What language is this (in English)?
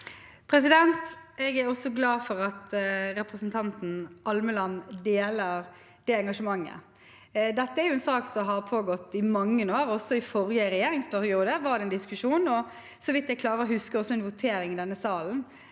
Norwegian